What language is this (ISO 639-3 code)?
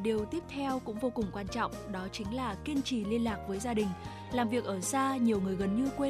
vie